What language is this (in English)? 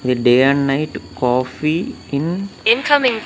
Telugu